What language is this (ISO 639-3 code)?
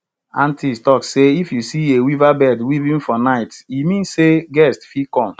pcm